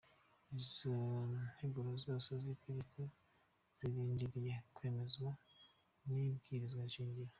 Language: Kinyarwanda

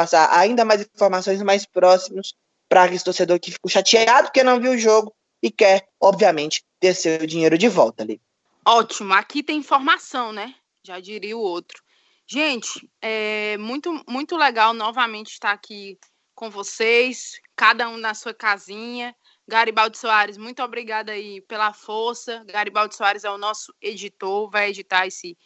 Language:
Portuguese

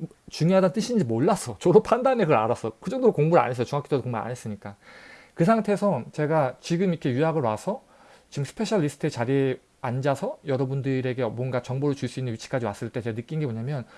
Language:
Korean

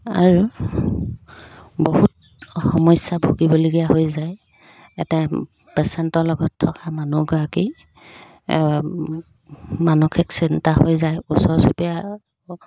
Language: Assamese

